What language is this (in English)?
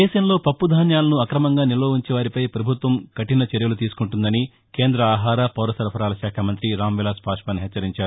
Telugu